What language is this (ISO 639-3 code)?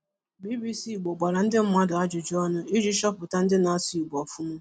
ibo